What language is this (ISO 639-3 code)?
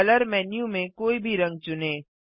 hin